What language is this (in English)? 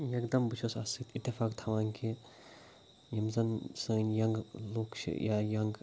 Kashmiri